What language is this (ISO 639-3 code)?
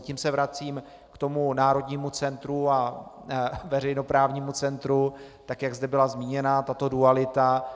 ces